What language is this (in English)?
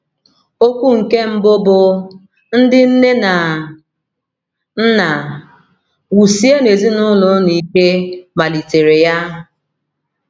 Igbo